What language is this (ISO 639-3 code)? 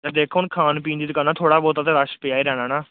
pan